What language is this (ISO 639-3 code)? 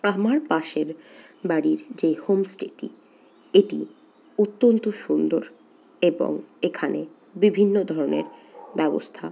ben